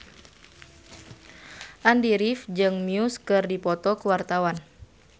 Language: Sundanese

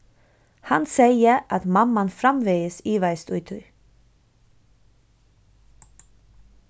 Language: Faroese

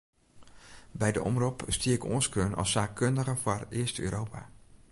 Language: Western Frisian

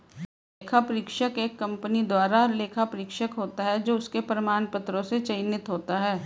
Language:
Hindi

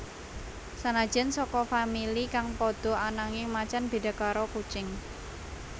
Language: Javanese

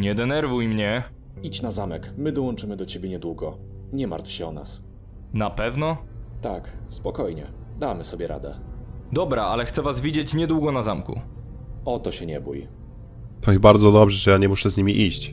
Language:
Polish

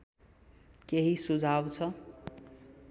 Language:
Nepali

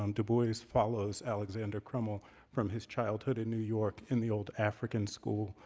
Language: English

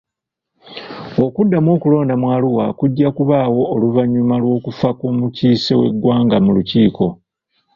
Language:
Ganda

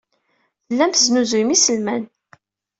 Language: Kabyle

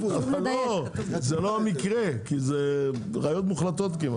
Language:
Hebrew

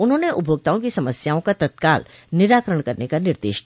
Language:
Hindi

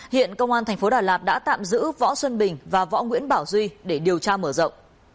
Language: Vietnamese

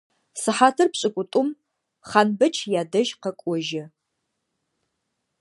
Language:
Adyghe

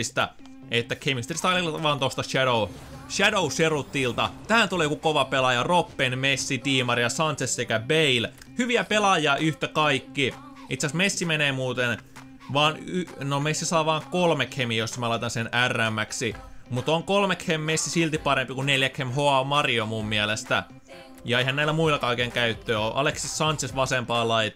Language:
Finnish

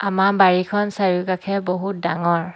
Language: Assamese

